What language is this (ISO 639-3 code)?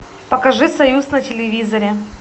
rus